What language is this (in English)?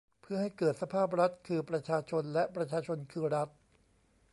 Thai